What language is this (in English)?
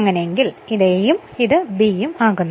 Malayalam